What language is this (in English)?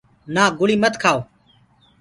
Gurgula